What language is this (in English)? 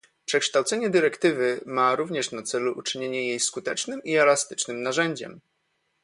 Polish